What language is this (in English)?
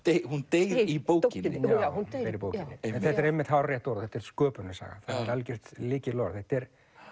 Icelandic